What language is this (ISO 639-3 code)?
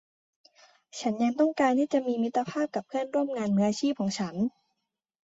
tha